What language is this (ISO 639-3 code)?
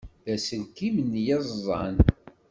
kab